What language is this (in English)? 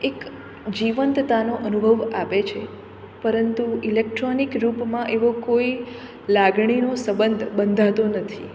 Gujarati